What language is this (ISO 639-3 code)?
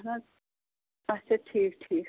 kas